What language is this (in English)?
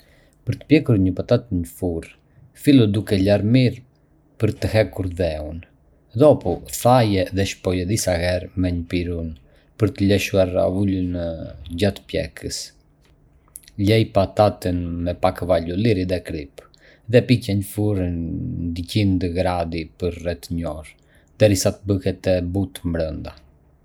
Arbëreshë Albanian